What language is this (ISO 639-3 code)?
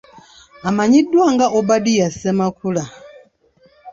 lug